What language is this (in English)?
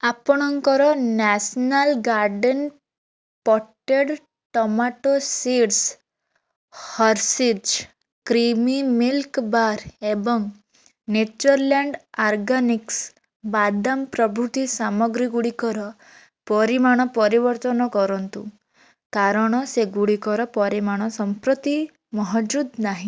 Odia